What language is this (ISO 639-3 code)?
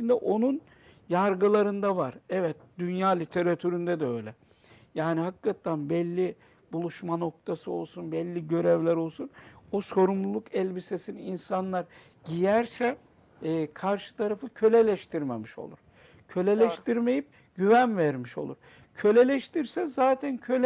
tur